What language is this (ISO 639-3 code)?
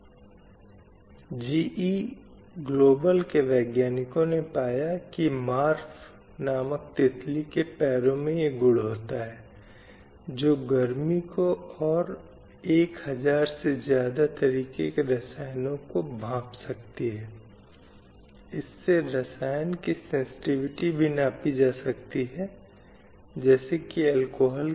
hin